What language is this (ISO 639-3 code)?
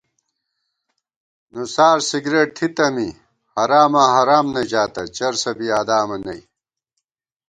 gwt